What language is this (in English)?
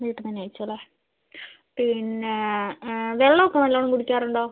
Malayalam